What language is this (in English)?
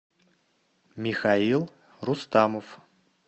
Russian